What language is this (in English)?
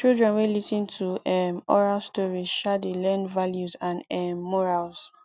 Nigerian Pidgin